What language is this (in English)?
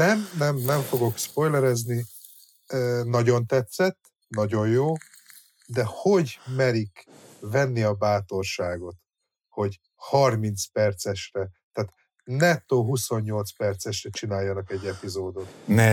Hungarian